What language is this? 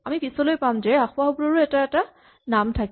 Assamese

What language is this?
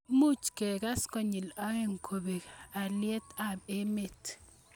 Kalenjin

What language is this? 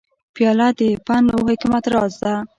Pashto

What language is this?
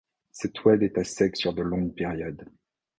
French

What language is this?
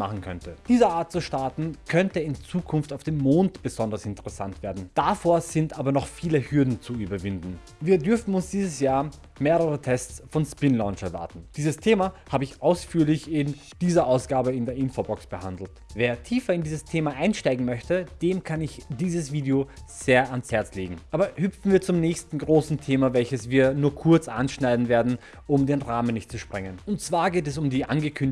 German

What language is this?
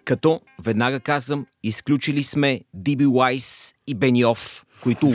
Bulgarian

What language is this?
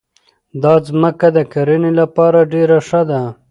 Pashto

